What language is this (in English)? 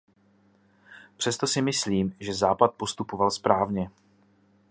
Czech